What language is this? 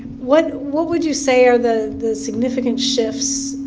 English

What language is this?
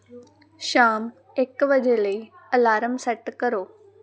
Punjabi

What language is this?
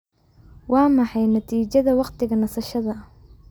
Somali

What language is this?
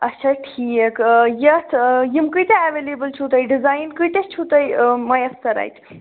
Kashmiri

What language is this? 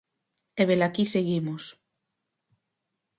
Galician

